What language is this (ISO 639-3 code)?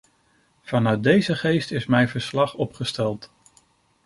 nld